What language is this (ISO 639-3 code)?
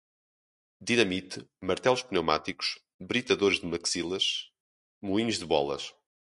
por